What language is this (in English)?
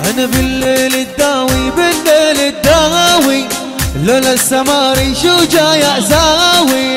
Arabic